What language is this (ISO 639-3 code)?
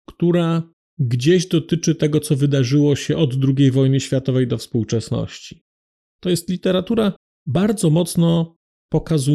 pol